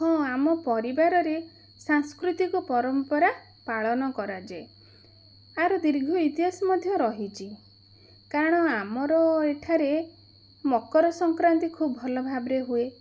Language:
Odia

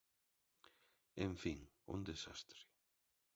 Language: Galician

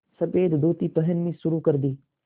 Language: Hindi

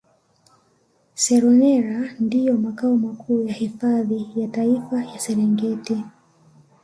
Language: Swahili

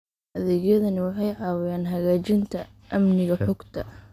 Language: Somali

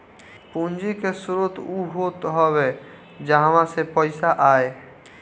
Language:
Bhojpuri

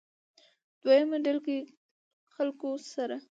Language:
Pashto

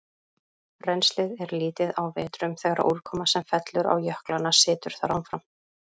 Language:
Icelandic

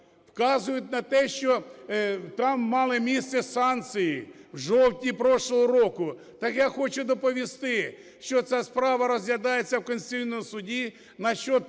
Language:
Ukrainian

